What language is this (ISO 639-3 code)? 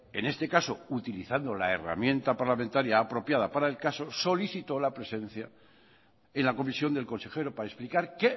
spa